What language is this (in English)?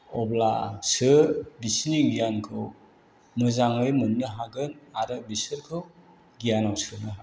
Bodo